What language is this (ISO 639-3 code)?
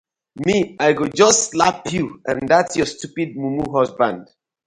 pcm